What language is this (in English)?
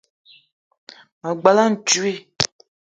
Eton (Cameroon)